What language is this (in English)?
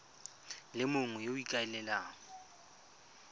Tswana